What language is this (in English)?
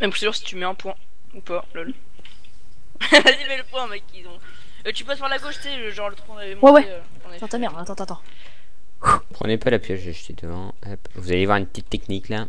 French